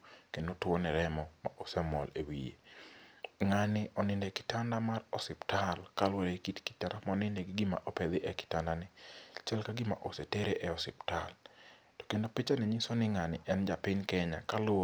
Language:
Luo (Kenya and Tanzania)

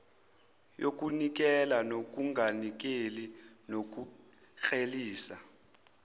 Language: Zulu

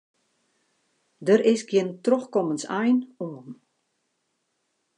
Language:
Western Frisian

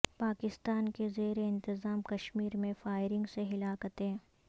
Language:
Urdu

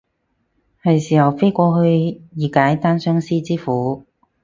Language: Cantonese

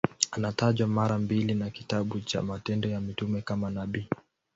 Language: Swahili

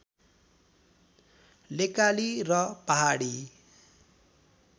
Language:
Nepali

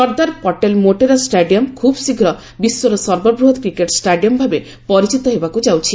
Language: Odia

